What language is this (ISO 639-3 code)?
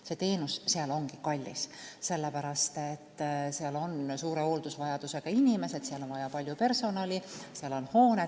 est